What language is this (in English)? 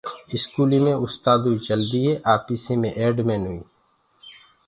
Gurgula